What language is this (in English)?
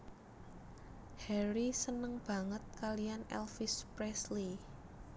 Javanese